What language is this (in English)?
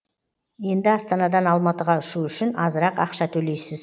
Kazakh